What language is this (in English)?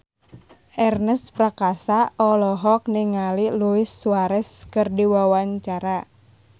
Sundanese